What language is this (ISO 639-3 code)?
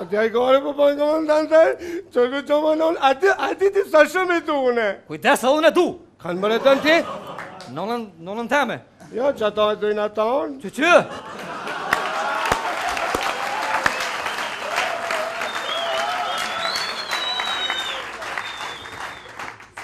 ell